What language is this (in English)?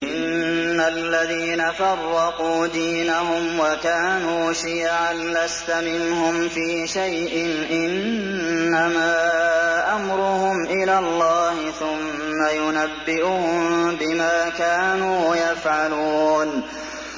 Arabic